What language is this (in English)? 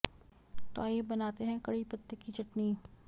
Hindi